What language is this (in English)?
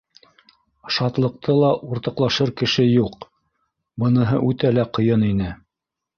Bashkir